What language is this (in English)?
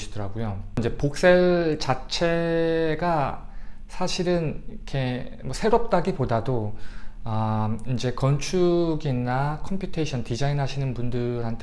Korean